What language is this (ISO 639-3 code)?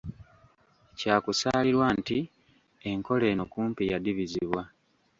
lug